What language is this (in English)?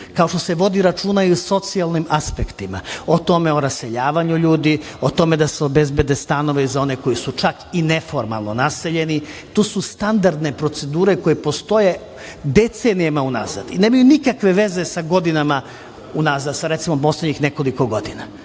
Serbian